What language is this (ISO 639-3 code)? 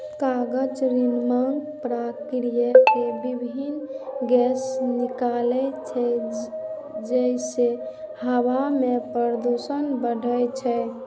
mai